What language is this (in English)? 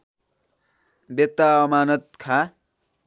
Nepali